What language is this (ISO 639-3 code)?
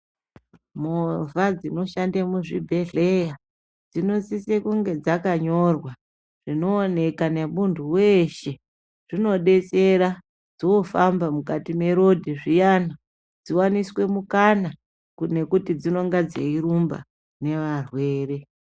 ndc